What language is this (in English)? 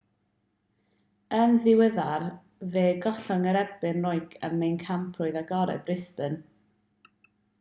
Welsh